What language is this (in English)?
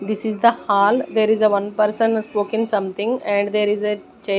English